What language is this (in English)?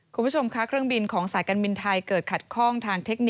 Thai